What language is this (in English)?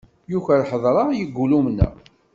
Kabyle